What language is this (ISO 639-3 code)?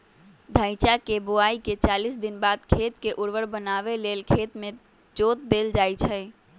mag